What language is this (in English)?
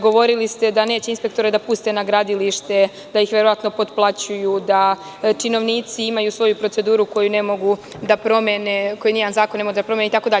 Serbian